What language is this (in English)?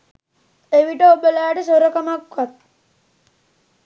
Sinhala